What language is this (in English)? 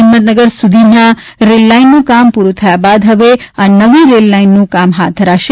Gujarati